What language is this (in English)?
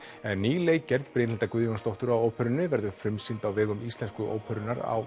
Icelandic